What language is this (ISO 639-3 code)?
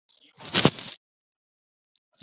zho